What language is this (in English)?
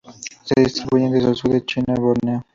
Spanish